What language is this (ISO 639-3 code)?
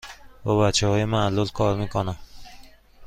fas